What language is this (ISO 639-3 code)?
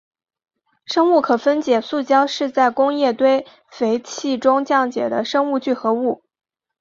zho